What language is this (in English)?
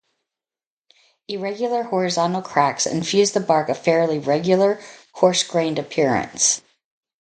English